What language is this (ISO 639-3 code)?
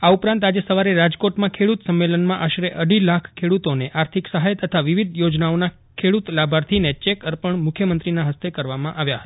guj